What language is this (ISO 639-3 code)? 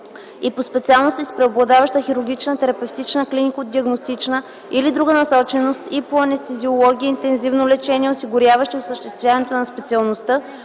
bul